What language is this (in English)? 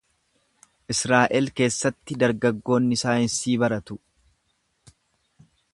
Oromo